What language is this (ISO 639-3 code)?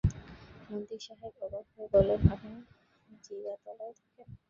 ben